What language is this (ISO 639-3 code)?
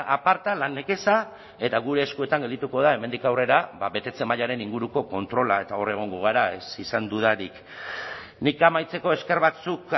eus